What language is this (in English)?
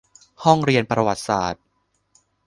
Thai